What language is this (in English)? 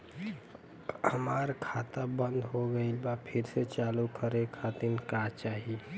Bhojpuri